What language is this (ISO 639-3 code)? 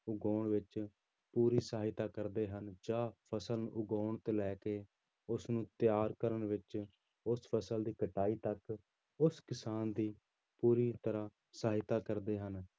pan